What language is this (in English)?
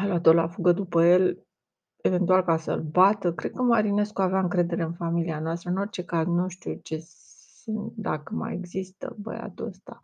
Romanian